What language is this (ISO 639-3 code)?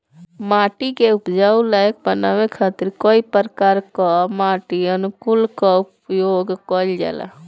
bho